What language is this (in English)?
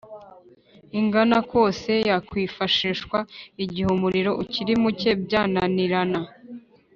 Kinyarwanda